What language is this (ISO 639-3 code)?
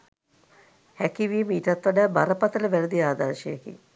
sin